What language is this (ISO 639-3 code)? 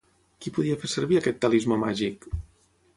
cat